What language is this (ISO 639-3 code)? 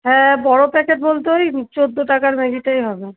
ben